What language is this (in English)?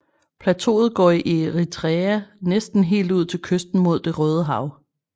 Danish